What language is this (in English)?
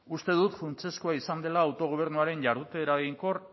Basque